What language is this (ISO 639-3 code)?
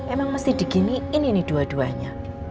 ind